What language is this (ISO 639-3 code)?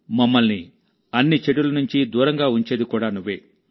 tel